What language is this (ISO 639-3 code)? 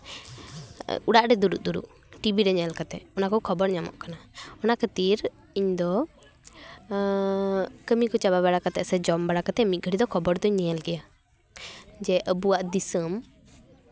sat